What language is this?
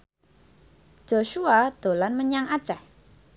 Javanese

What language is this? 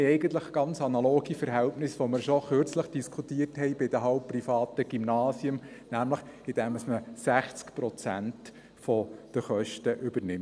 Swiss German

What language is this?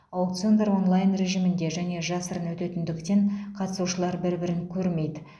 Kazakh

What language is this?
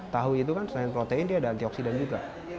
Indonesian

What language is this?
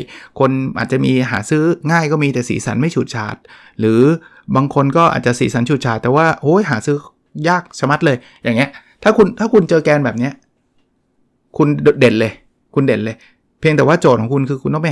Thai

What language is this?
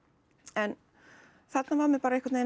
Icelandic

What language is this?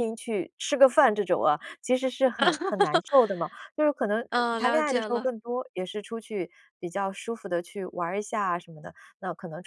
Chinese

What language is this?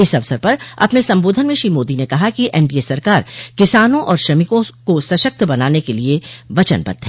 Hindi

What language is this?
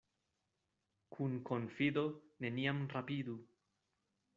Esperanto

